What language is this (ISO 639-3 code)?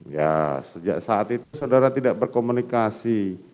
ind